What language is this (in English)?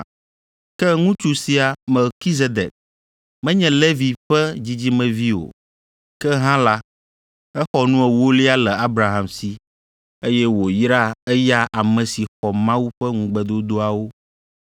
Ewe